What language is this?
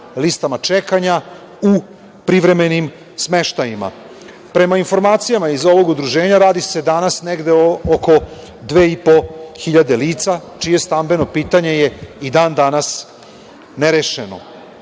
Serbian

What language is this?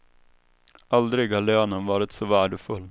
Swedish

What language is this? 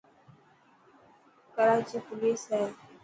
Dhatki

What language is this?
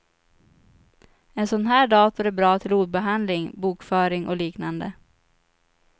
Swedish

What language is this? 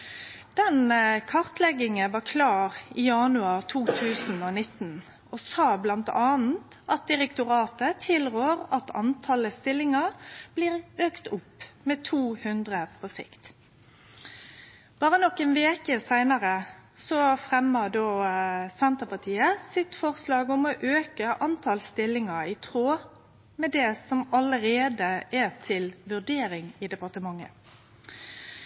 Norwegian Nynorsk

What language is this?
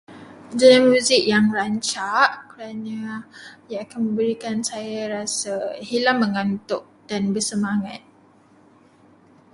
Malay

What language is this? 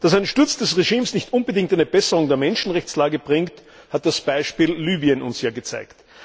German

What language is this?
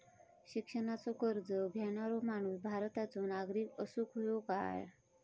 Marathi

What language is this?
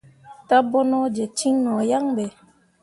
Mundang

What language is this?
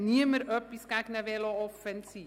Swiss German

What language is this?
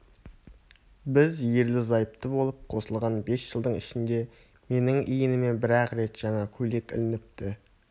Kazakh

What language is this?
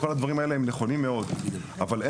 Hebrew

